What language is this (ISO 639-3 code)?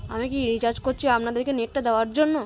ben